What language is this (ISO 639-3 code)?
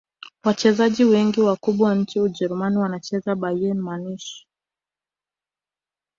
swa